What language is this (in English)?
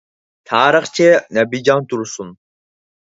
Uyghur